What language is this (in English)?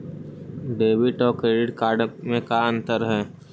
Magahi